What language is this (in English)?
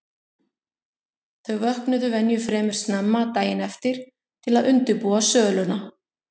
Icelandic